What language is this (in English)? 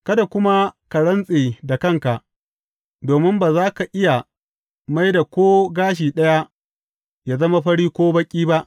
Hausa